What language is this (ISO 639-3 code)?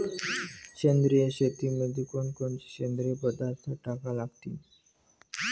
mar